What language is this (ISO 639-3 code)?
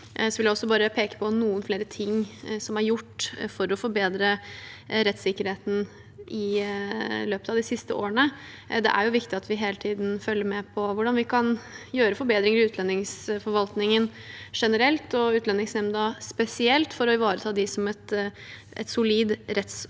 nor